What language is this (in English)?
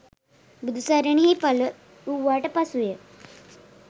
Sinhala